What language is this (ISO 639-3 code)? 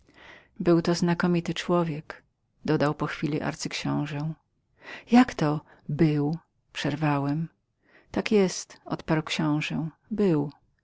pol